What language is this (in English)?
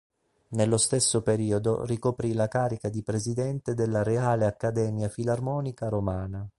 Italian